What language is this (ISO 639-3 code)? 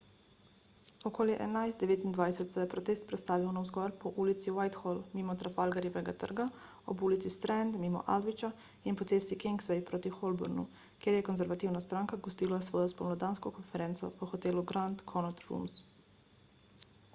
slv